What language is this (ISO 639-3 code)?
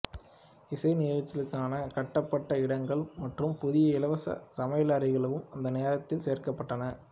tam